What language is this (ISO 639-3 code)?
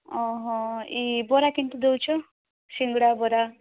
ori